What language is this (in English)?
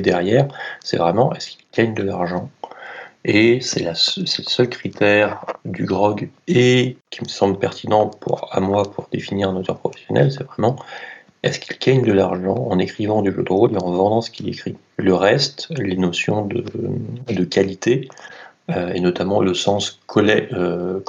French